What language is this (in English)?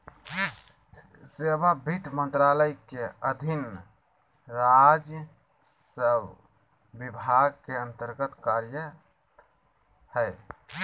Magahi